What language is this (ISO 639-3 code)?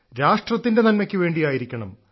mal